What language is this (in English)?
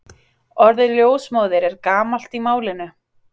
Icelandic